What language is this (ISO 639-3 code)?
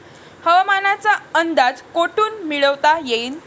mar